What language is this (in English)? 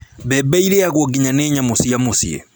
Kikuyu